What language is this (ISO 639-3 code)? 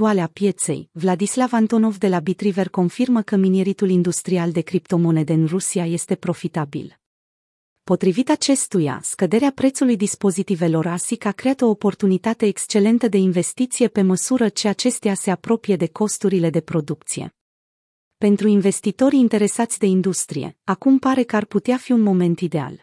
ron